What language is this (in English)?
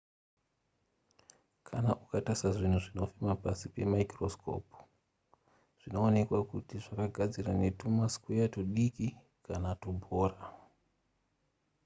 Shona